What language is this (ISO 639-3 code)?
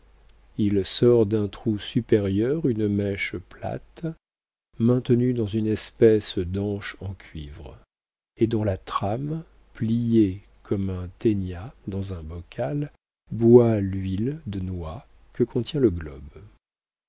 fra